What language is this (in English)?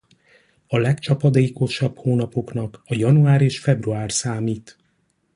Hungarian